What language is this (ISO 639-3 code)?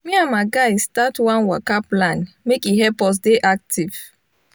pcm